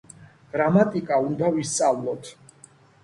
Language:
Georgian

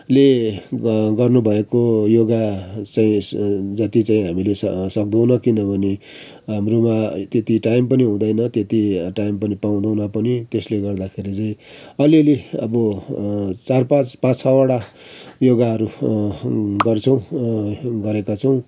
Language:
Nepali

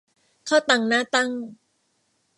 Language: Thai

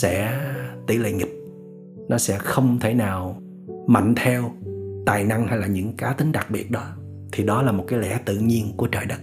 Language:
Vietnamese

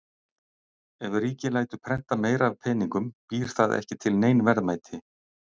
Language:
Icelandic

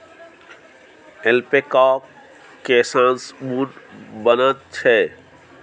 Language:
Maithili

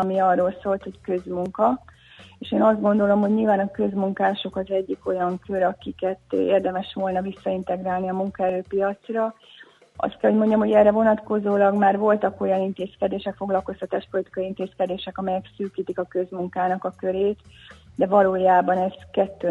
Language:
Hungarian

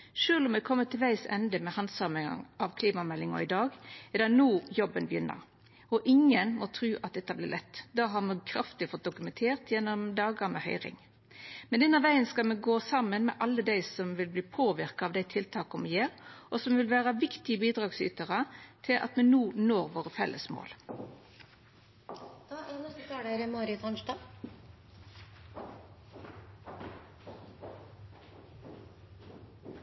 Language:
Norwegian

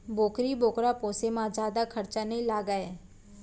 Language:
Chhattisgarhi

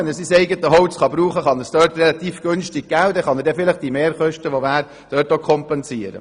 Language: Swiss German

